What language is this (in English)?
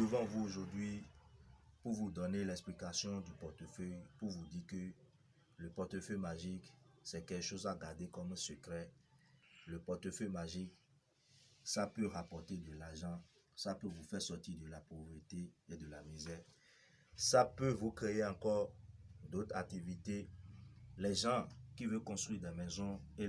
French